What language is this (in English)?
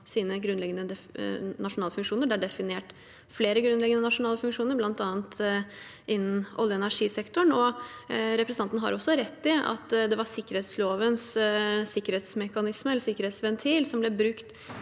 Norwegian